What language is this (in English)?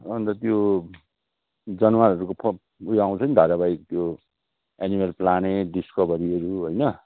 Nepali